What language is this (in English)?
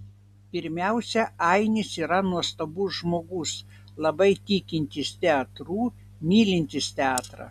Lithuanian